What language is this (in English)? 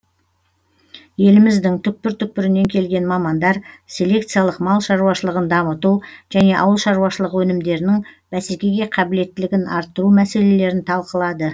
Kazakh